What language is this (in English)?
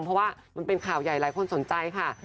Thai